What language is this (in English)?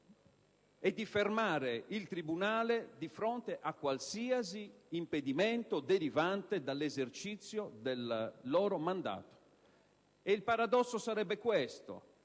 Italian